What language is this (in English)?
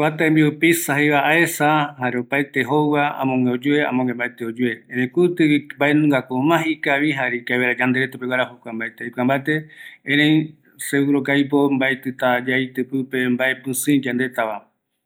Eastern Bolivian Guaraní